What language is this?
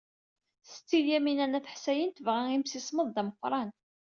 Kabyle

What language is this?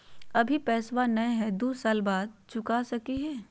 Magahi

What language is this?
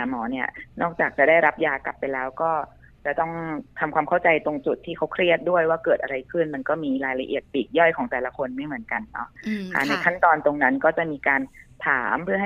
Thai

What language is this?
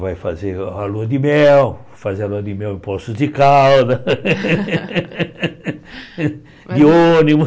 Portuguese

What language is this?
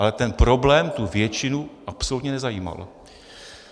Czech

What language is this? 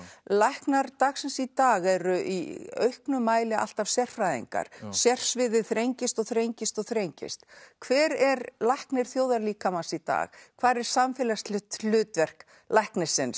Icelandic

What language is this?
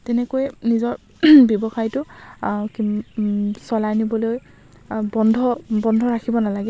Assamese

